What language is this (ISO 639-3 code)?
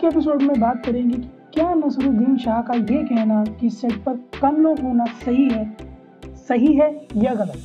hin